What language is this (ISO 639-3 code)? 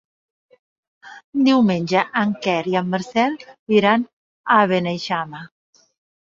cat